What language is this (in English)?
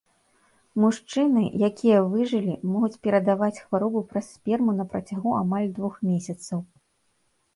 Belarusian